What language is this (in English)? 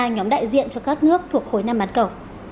Vietnamese